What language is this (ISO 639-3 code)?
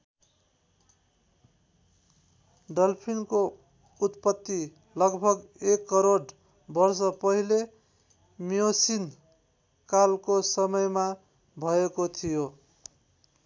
nep